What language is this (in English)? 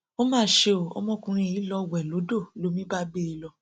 Yoruba